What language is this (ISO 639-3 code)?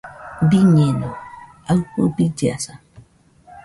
hux